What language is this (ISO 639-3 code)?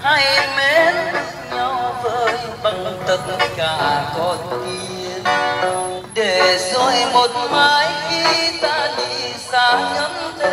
vie